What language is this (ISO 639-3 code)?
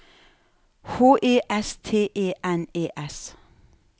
nor